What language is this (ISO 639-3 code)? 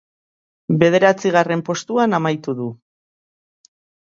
eus